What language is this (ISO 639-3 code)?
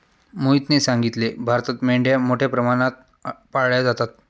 mar